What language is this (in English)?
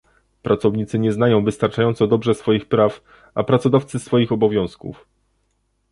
Polish